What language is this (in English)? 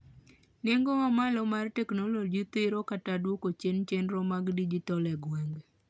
Luo (Kenya and Tanzania)